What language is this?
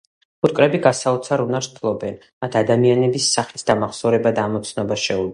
Georgian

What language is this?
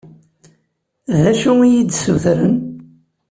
Kabyle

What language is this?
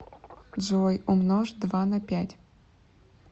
Russian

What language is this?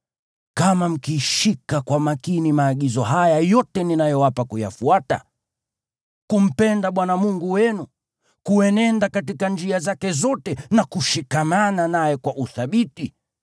Swahili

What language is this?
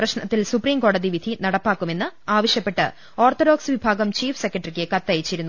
Malayalam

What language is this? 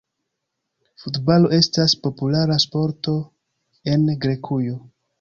Esperanto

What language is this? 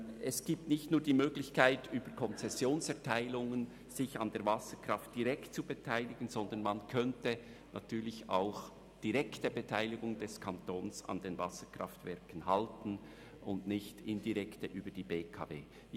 Swiss German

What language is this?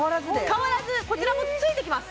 Japanese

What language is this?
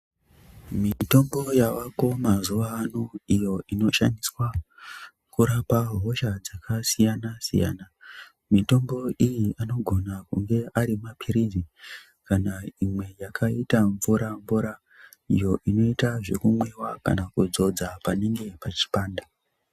Ndau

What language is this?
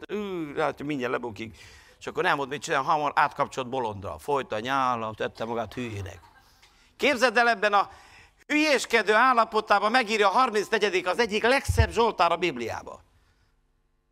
Hungarian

